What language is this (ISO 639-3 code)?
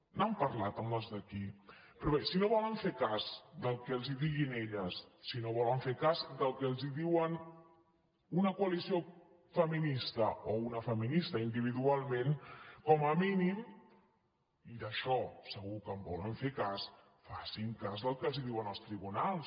cat